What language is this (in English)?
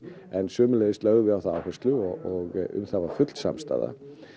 Icelandic